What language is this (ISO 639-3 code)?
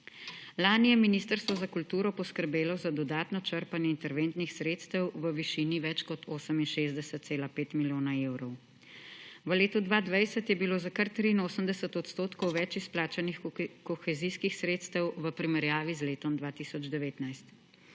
slv